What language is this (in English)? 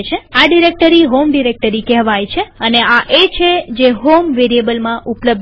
Gujarati